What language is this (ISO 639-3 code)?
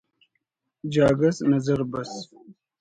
brh